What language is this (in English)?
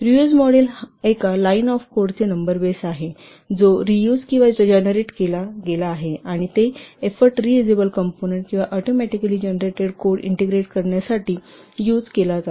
Marathi